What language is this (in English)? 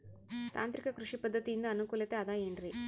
Kannada